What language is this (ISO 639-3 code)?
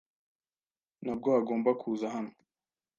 kin